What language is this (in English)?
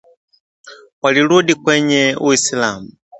Swahili